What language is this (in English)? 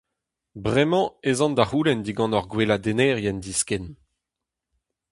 Breton